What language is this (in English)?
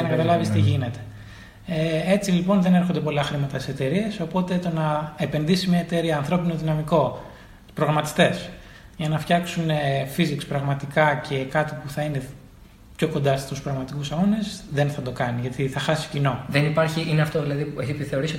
Greek